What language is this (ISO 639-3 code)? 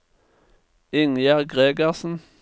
nor